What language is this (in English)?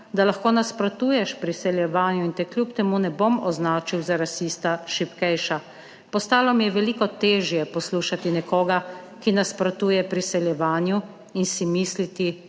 Slovenian